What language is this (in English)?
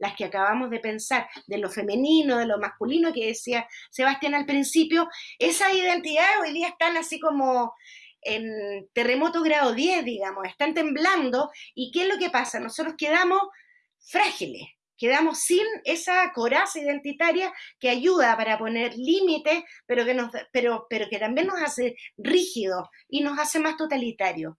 Spanish